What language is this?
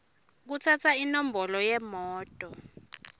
Swati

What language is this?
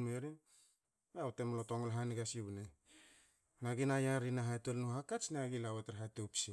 Hakö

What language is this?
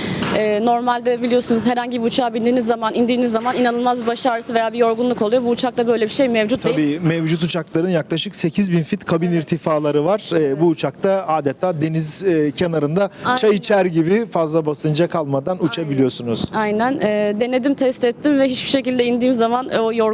Turkish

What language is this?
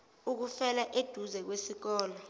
Zulu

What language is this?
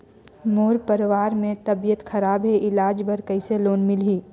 Chhattisgarhi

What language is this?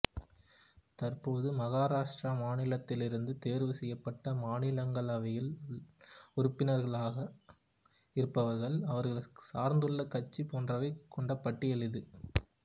Tamil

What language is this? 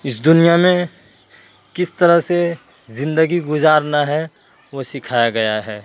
Urdu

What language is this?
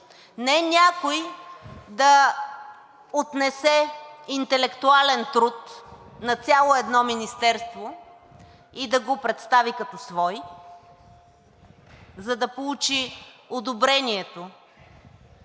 Bulgarian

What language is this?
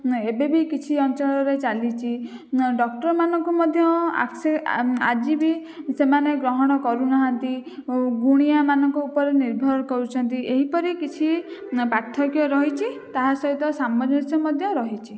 Odia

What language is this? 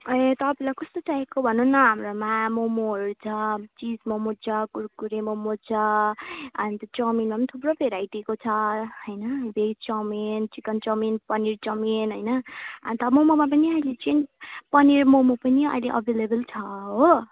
Nepali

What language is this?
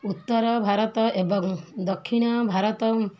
Odia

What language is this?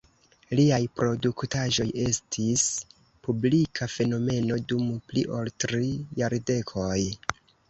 Esperanto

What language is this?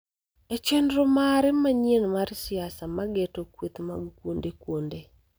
Luo (Kenya and Tanzania)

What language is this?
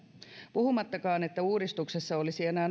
Finnish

